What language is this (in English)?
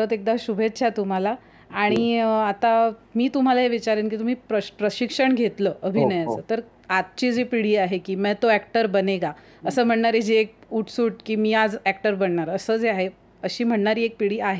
Marathi